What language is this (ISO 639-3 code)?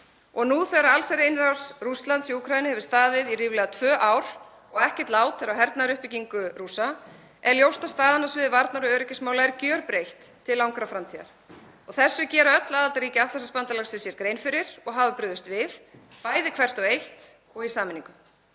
isl